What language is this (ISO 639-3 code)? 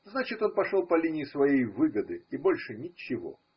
rus